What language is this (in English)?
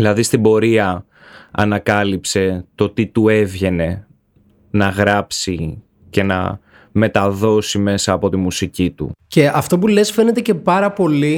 Greek